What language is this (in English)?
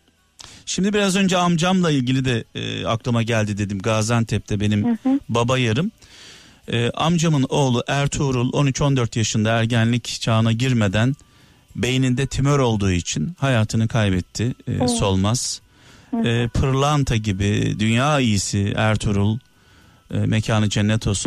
Turkish